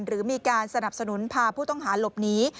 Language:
Thai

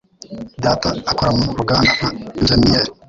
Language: Kinyarwanda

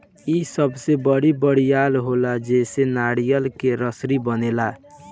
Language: Bhojpuri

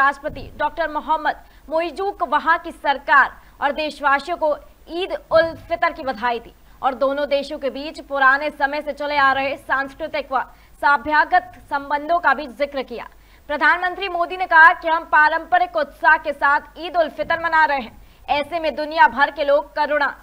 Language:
Hindi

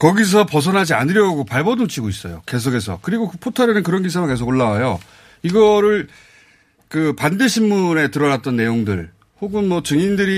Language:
Korean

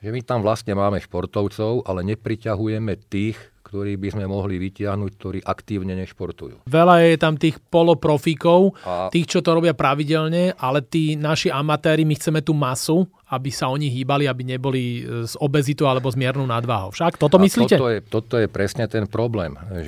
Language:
Slovak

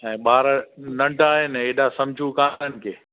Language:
Sindhi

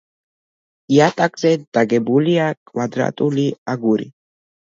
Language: Georgian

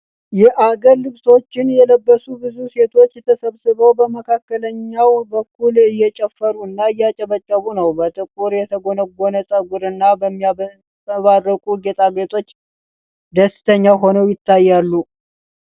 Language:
Amharic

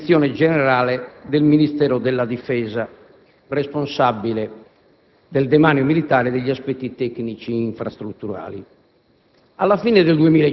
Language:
Italian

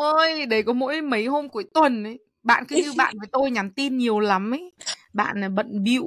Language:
Vietnamese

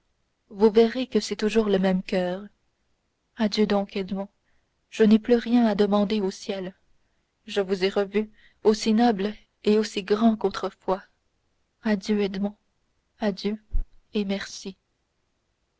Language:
French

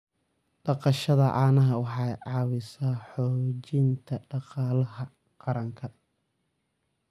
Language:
Somali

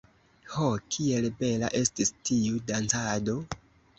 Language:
Esperanto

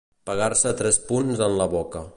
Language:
Catalan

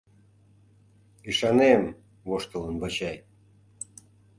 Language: Mari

